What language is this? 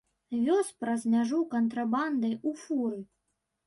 Belarusian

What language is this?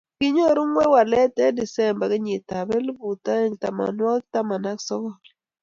Kalenjin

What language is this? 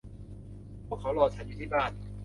Thai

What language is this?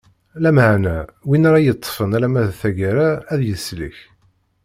Kabyle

